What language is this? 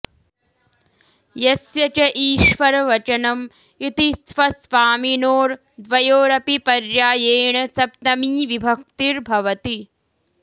Sanskrit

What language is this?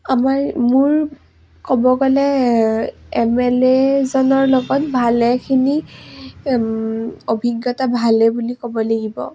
Assamese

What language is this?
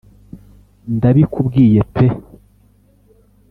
Kinyarwanda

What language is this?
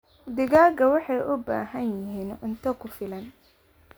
Somali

